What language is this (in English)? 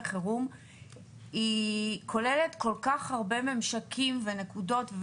Hebrew